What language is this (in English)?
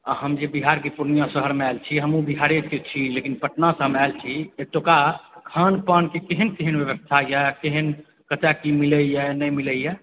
Maithili